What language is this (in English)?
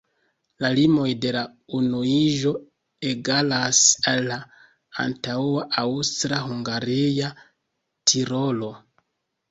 Esperanto